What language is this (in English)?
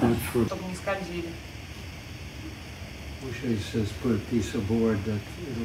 Russian